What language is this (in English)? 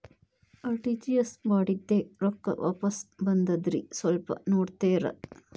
Kannada